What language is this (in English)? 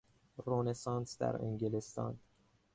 Persian